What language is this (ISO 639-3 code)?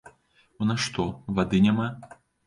bel